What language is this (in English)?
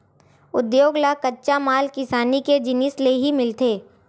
Chhattisgarhi